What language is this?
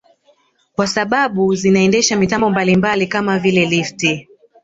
Swahili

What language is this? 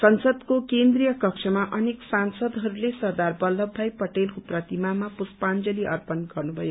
Nepali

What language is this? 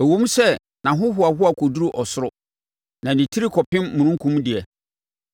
Akan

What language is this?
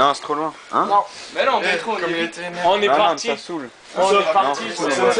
French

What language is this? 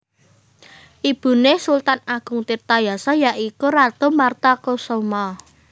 Javanese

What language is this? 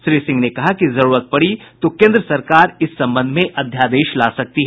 Hindi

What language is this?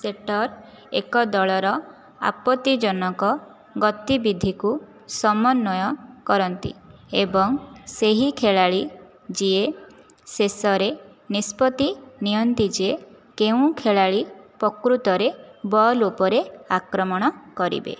Odia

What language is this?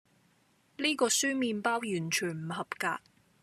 Cantonese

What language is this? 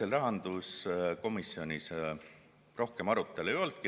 Estonian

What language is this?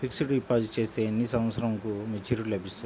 Telugu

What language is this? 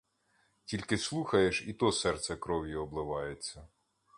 Ukrainian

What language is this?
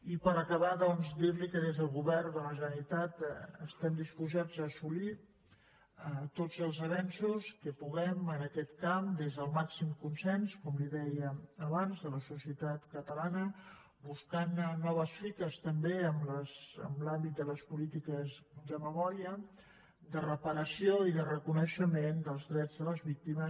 Catalan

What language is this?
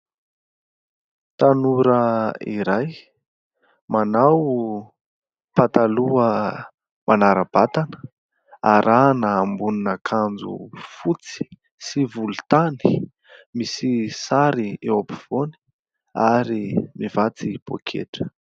Malagasy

